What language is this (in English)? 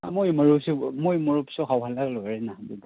Manipuri